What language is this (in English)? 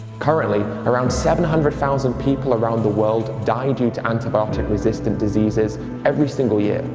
English